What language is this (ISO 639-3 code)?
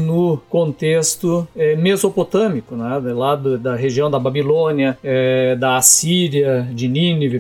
por